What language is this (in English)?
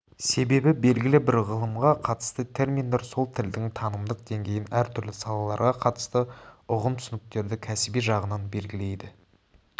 Kazakh